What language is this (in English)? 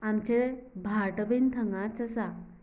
Konkani